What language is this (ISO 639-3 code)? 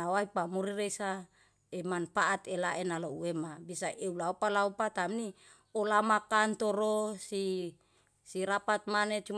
jal